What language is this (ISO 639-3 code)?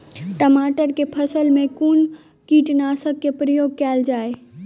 mai